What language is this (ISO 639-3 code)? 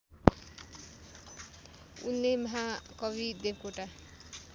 nep